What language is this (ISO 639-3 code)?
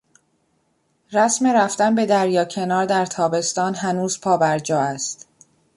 fas